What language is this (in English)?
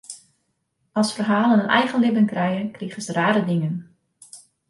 Western Frisian